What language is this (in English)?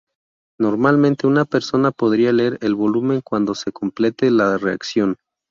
Spanish